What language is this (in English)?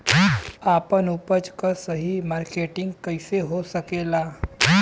Bhojpuri